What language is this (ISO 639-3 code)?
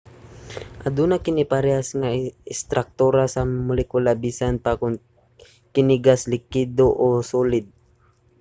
ceb